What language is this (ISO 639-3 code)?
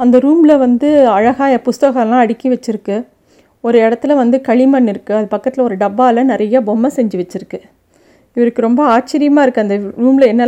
tam